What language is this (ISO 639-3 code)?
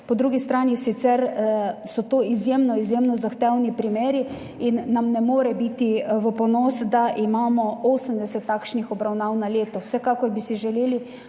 slv